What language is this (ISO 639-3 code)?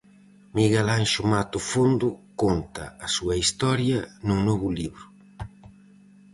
glg